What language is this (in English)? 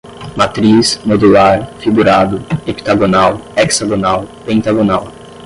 Portuguese